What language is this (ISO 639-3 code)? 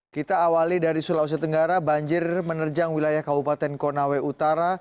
ind